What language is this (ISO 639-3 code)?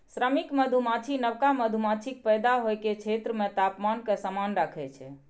mai